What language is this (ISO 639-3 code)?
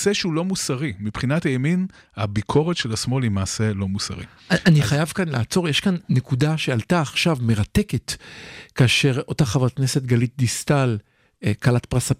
heb